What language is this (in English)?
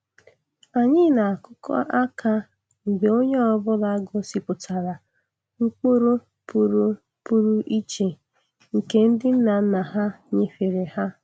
Igbo